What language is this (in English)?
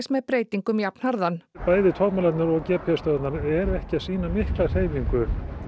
Icelandic